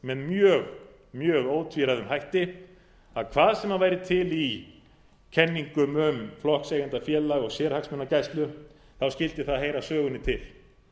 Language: Icelandic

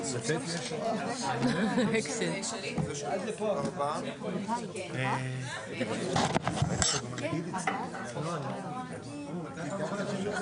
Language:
Hebrew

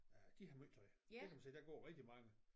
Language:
Danish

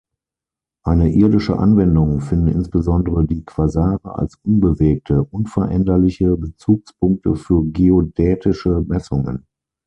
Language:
German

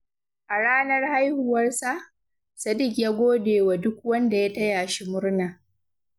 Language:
Hausa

